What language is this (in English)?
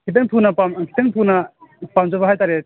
Manipuri